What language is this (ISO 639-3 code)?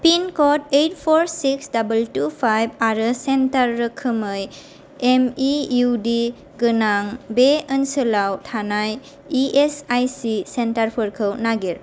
brx